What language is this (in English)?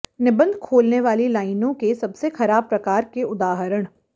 Hindi